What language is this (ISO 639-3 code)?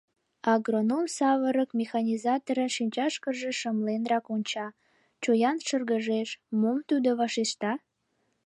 chm